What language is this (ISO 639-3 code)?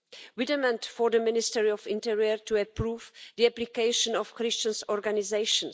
eng